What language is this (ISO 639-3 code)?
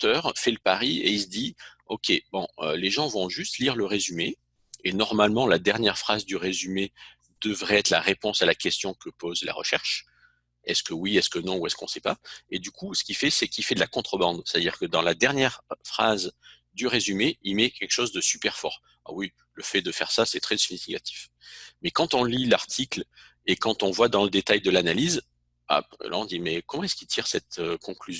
fra